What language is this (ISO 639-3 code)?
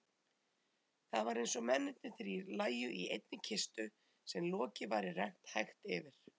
isl